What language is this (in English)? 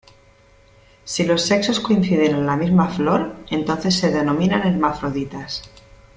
Spanish